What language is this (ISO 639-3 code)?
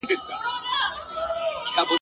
pus